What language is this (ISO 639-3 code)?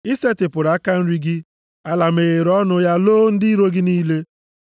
ibo